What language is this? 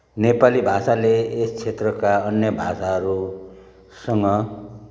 Nepali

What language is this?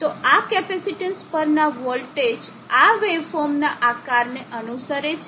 Gujarati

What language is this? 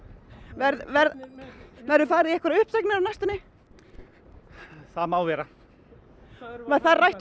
Icelandic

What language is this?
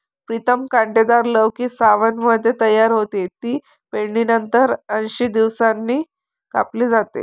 Marathi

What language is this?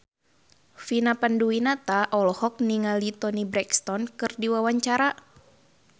Sundanese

